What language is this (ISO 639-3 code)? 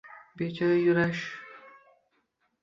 uzb